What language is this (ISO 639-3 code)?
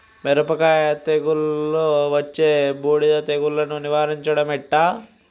tel